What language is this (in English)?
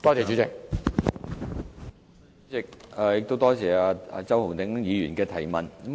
Cantonese